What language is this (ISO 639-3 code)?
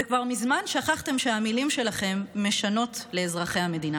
heb